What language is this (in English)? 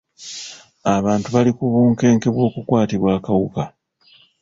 Ganda